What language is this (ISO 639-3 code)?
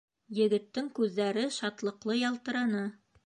bak